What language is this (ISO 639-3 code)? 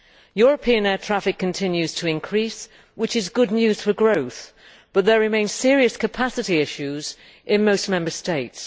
eng